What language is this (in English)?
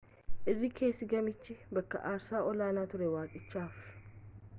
Oromo